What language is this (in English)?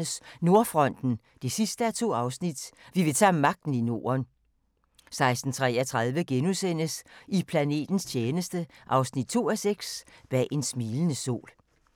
Danish